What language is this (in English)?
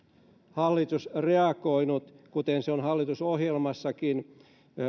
Finnish